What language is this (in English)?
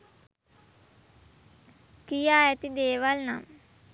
Sinhala